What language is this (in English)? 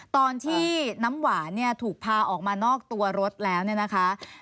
Thai